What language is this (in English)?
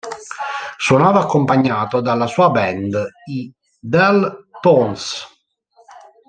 Italian